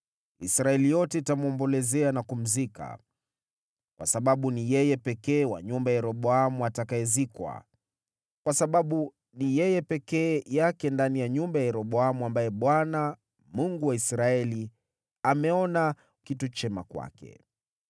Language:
Swahili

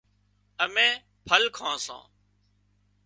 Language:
Wadiyara Koli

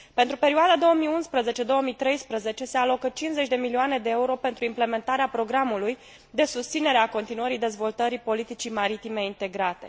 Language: Romanian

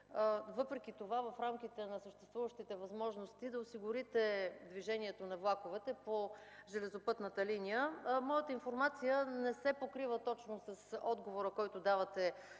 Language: Bulgarian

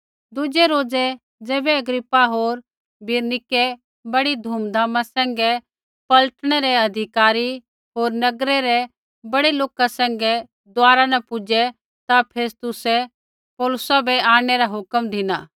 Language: Kullu Pahari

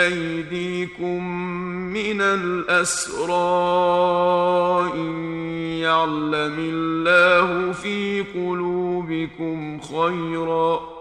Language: Arabic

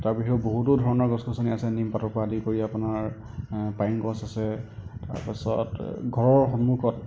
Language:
Assamese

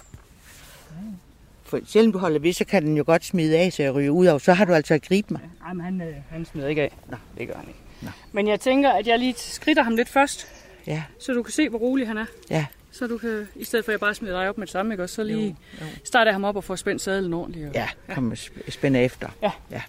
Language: Danish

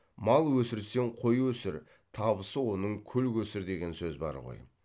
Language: Kazakh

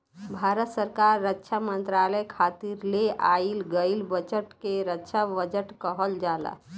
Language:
Bhojpuri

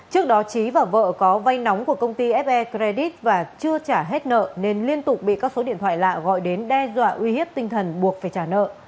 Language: Vietnamese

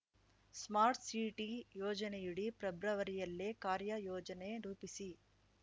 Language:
Kannada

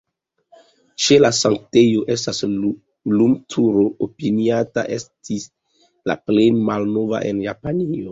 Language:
Esperanto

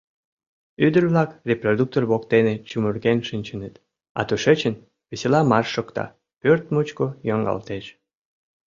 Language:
Mari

